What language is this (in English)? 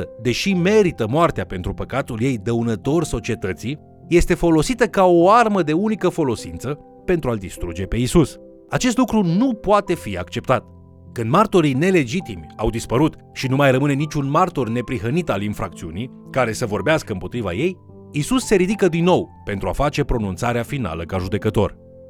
Romanian